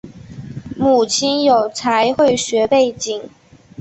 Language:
Chinese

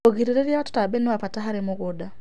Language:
Kikuyu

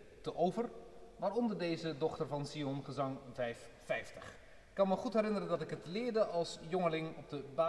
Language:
Dutch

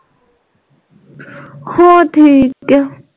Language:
Punjabi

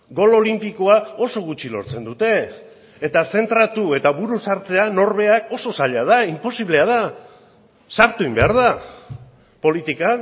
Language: Basque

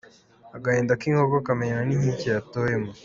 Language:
Kinyarwanda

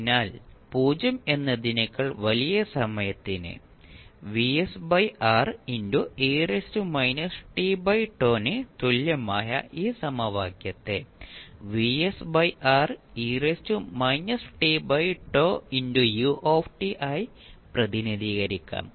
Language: Malayalam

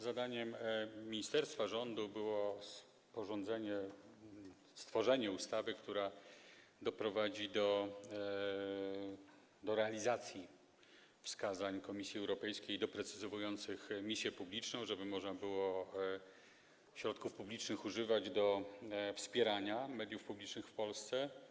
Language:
Polish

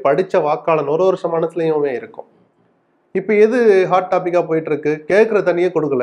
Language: Tamil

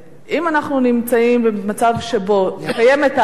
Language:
Hebrew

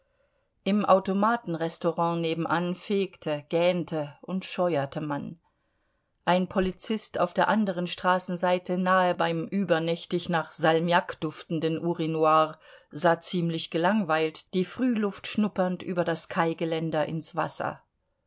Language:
German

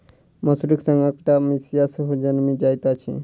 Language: Maithili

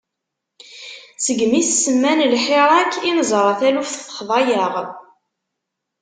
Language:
Kabyle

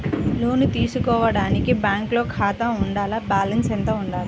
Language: Telugu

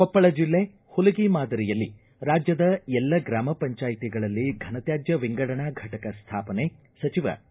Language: Kannada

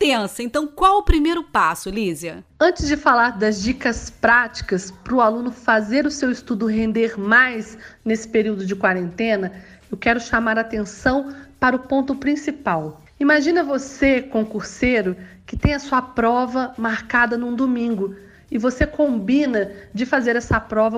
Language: Portuguese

